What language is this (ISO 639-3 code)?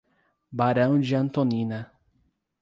por